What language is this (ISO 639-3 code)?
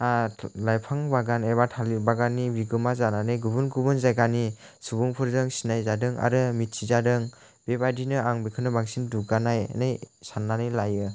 brx